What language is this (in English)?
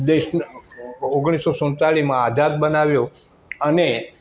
Gujarati